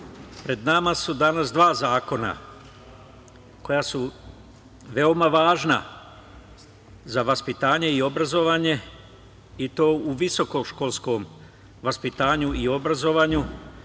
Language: Serbian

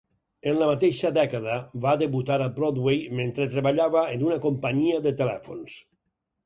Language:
Catalan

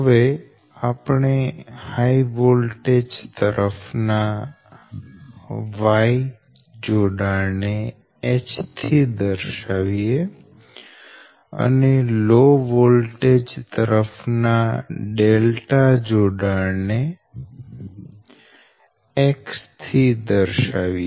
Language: Gujarati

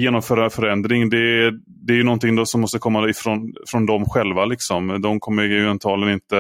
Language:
Swedish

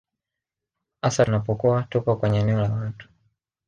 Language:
Swahili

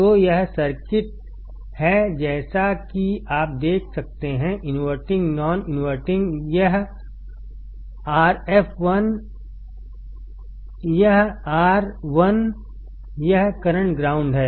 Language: Hindi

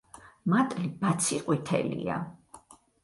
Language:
Georgian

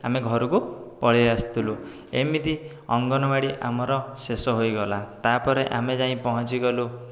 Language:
Odia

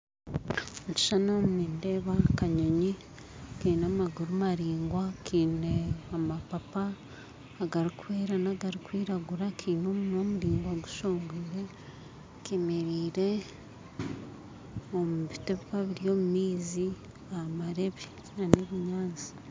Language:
Nyankole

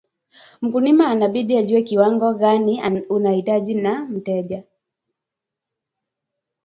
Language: Swahili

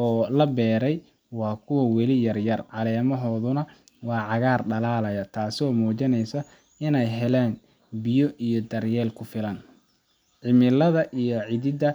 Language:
Somali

